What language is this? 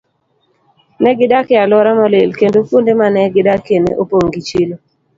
Luo (Kenya and Tanzania)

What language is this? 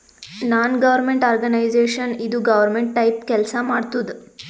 Kannada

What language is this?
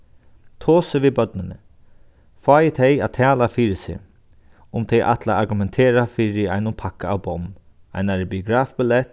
Faroese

